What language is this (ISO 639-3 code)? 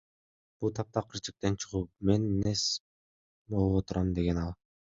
kir